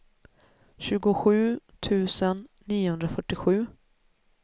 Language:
Swedish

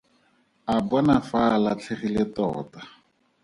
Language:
Tswana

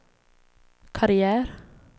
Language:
Swedish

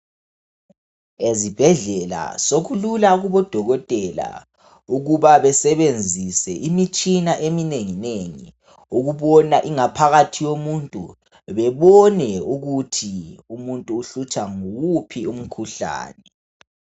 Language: North Ndebele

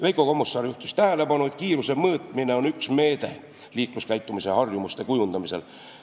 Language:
Estonian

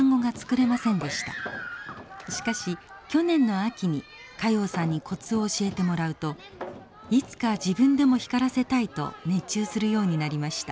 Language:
Japanese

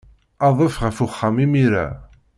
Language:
Kabyle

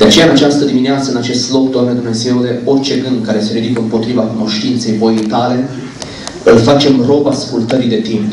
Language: Romanian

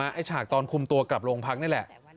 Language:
Thai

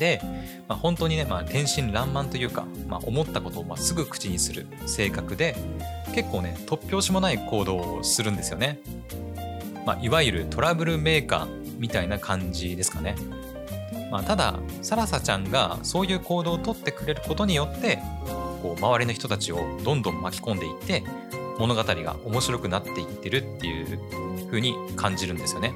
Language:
Japanese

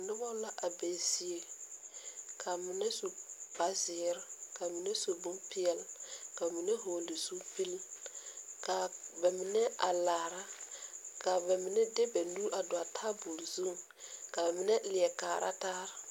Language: Southern Dagaare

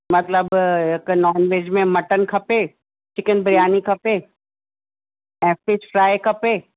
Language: Sindhi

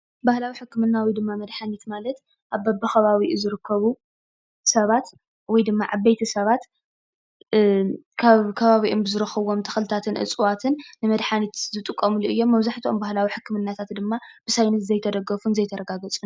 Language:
Tigrinya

